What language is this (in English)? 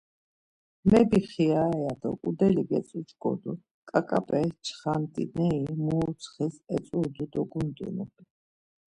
Laz